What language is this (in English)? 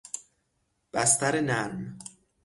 Persian